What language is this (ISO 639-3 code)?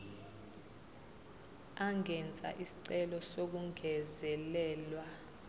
zul